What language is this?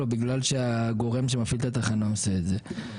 Hebrew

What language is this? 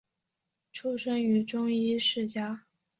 Chinese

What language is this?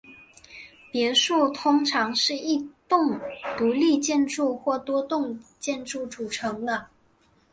Chinese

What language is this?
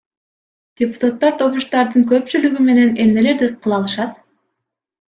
Kyrgyz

